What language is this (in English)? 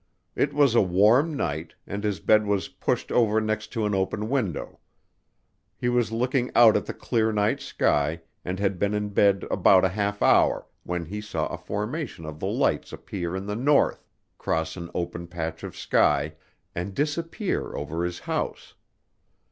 English